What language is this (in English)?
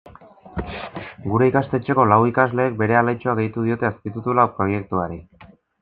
Basque